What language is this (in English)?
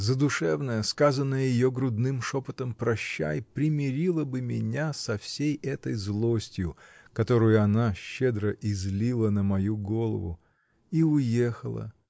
Russian